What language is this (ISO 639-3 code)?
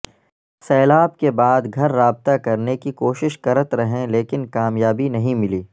urd